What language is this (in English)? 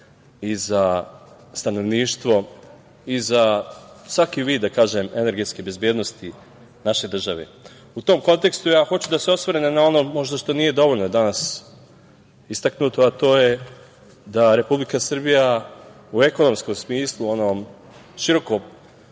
Serbian